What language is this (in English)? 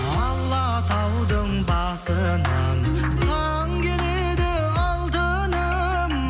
Kazakh